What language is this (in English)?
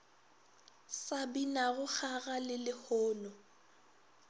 Northern Sotho